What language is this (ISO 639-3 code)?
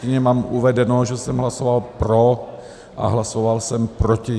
ces